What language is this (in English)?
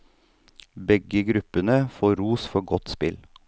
Norwegian